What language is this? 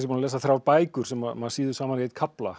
Icelandic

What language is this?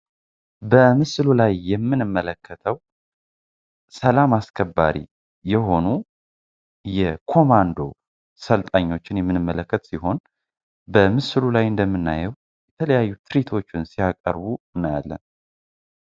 Amharic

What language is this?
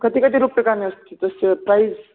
Sanskrit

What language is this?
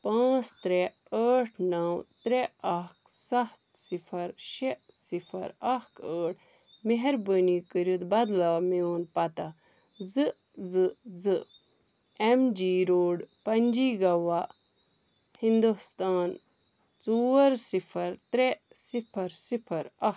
Kashmiri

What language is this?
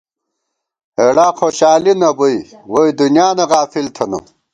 Gawar-Bati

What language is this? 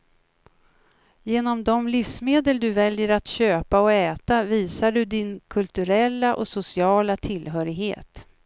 Swedish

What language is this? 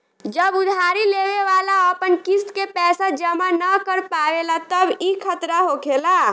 Bhojpuri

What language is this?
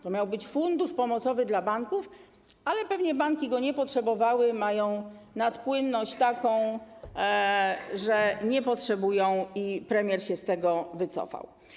Polish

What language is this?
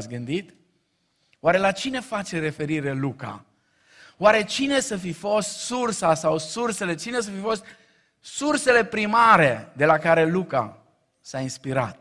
Romanian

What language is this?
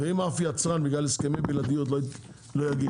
Hebrew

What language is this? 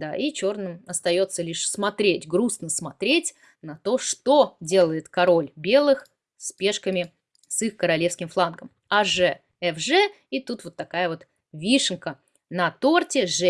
Russian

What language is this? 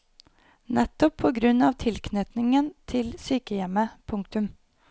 Norwegian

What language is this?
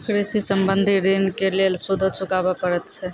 Maithili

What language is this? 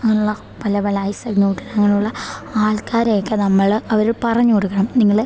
Malayalam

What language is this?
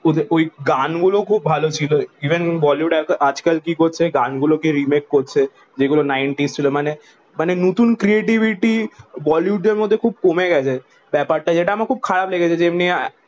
Bangla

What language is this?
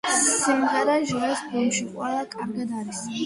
Georgian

